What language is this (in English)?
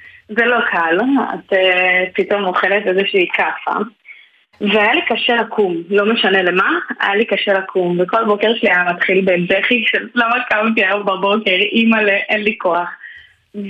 Hebrew